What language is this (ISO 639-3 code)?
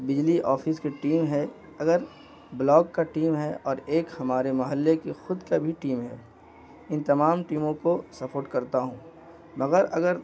urd